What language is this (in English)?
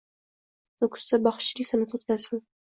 Uzbek